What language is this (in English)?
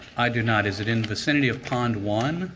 English